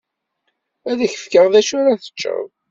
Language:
Kabyle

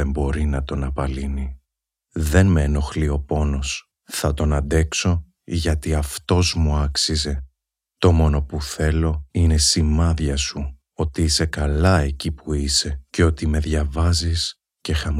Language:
Greek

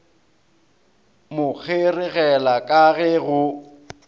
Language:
Northern Sotho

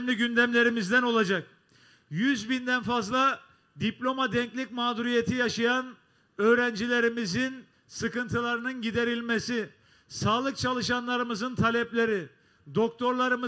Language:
Turkish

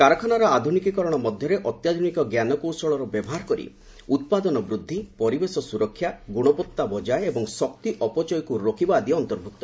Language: Odia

